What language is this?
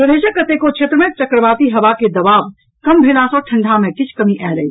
Maithili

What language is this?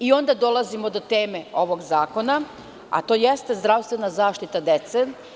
Serbian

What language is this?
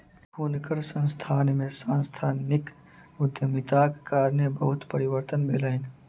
Maithili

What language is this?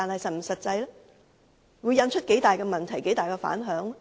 Cantonese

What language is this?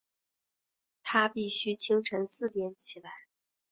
Chinese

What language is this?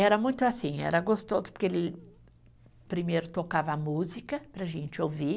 Portuguese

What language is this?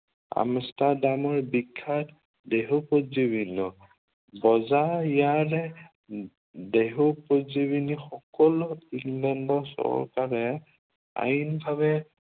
Assamese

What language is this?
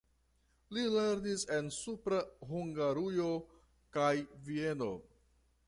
Esperanto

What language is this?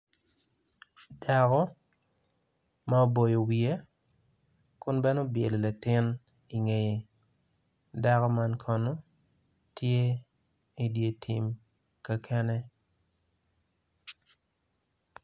Acoli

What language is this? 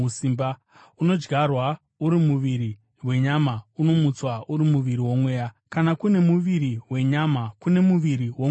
Shona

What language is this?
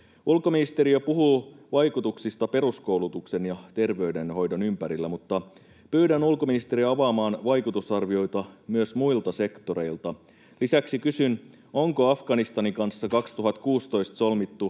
Finnish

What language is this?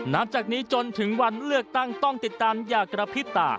Thai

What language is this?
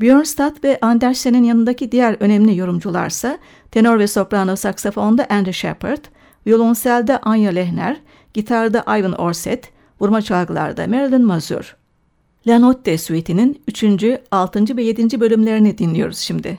Turkish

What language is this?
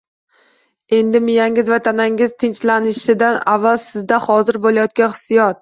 Uzbek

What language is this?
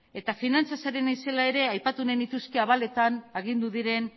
Basque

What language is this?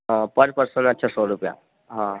Gujarati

